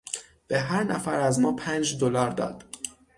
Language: Persian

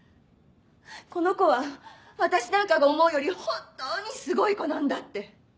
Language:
Japanese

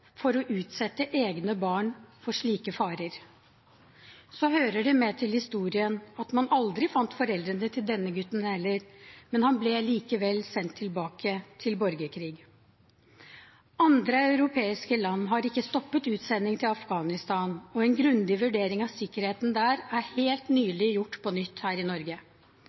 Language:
Norwegian Bokmål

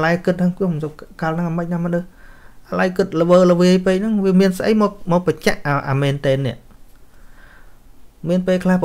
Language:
Vietnamese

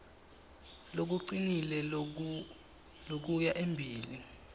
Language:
Swati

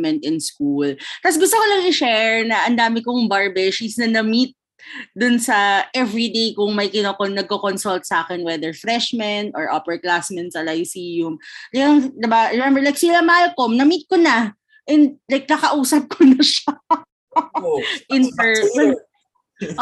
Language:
Filipino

